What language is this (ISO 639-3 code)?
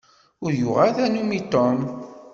kab